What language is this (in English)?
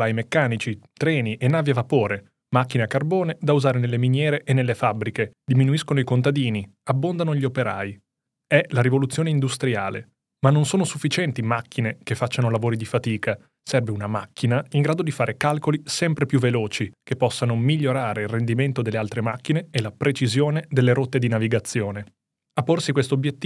Italian